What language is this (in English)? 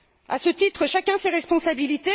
French